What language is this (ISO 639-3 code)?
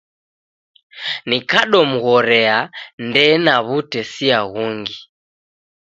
dav